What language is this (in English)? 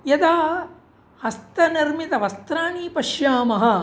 Sanskrit